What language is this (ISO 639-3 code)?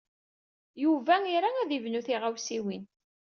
kab